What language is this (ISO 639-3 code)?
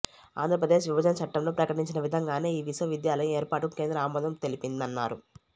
tel